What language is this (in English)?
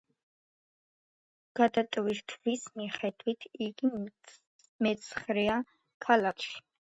Georgian